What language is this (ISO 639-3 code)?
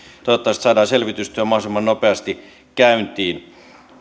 fin